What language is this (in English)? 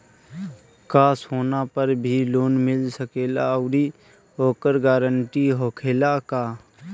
Bhojpuri